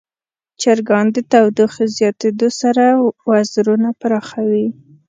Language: Pashto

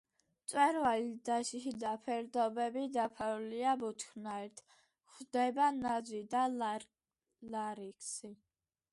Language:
Georgian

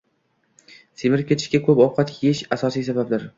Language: Uzbek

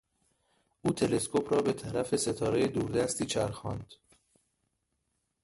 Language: Persian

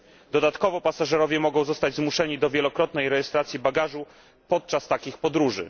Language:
Polish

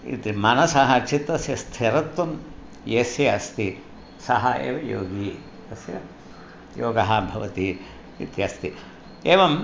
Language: Sanskrit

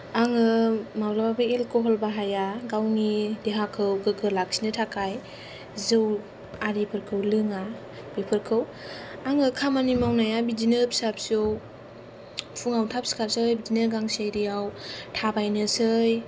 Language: Bodo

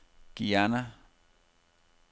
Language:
Danish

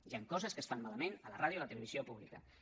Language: Catalan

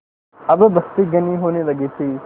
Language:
Hindi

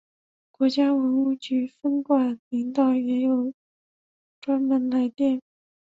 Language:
Chinese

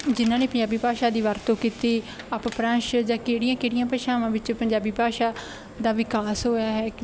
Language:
Punjabi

